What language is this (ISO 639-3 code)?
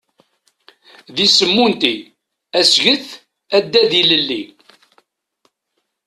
kab